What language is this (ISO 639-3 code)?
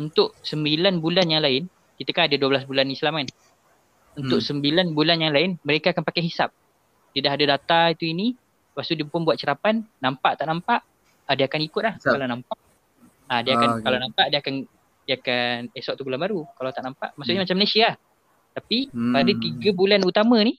msa